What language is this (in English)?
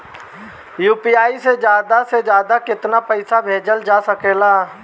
Bhojpuri